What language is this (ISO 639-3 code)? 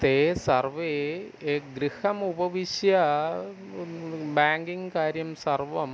san